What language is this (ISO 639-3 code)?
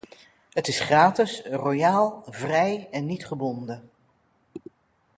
nld